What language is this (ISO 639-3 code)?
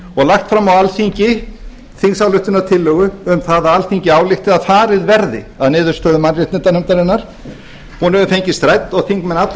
isl